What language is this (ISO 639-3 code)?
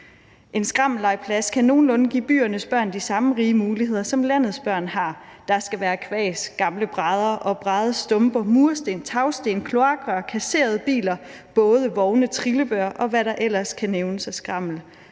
dan